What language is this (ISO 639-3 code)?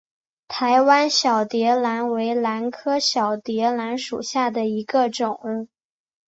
zho